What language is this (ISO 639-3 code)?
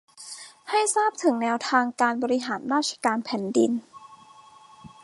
tha